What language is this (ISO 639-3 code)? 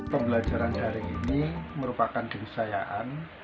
ind